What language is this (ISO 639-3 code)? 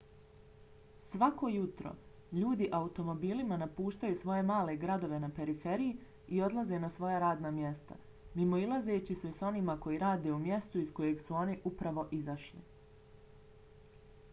bos